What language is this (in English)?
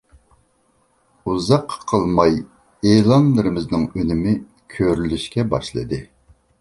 Uyghur